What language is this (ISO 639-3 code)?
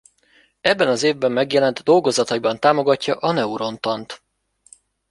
hun